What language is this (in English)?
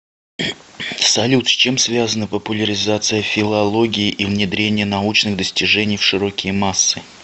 Russian